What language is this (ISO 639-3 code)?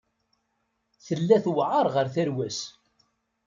kab